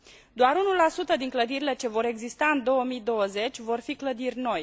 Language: Romanian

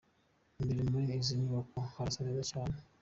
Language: Kinyarwanda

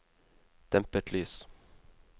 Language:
Norwegian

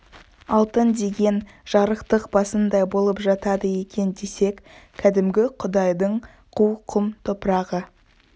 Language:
Kazakh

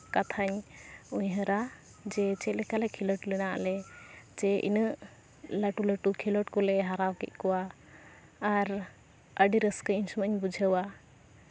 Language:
Santali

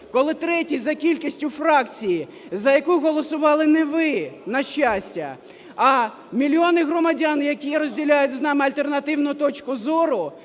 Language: Ukrainian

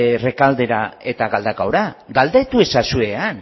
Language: Basque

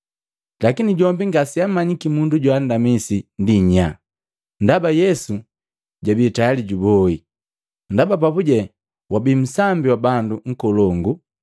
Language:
Matengo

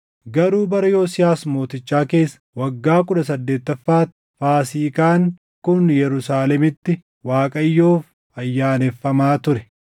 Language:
Oromo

